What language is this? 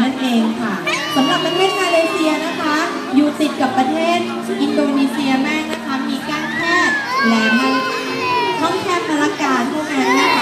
Thai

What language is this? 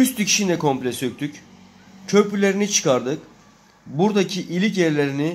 Turkish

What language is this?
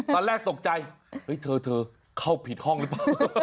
Thai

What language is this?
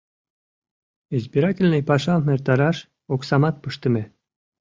Mari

